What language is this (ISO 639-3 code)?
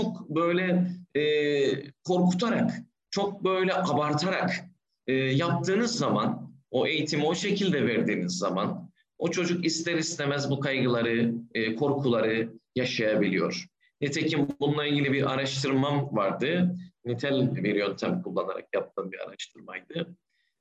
tur